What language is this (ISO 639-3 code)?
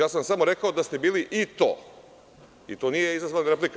srp